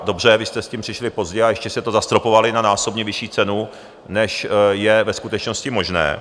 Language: Czech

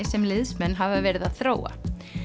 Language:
Icelandic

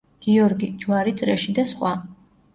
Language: Georgian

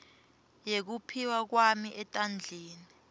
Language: Swati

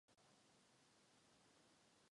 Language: Czech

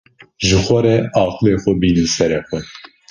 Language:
Kurdish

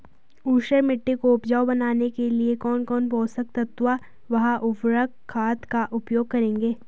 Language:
Hindi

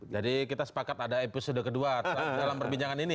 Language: Indonesian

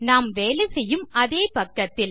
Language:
Tamil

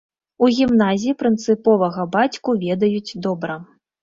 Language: Belarusian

